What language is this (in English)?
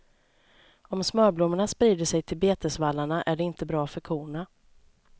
Swedish